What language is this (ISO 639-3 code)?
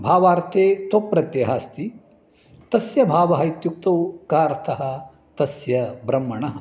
san